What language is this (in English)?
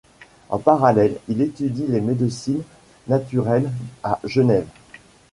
French